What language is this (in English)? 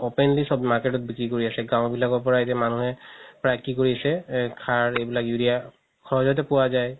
Assamese